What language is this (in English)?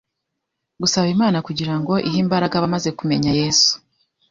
Kinyarwanda